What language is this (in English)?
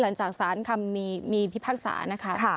Thai